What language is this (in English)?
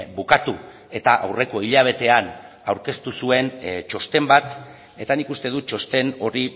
Basque